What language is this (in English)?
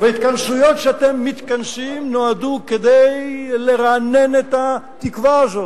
Hebrew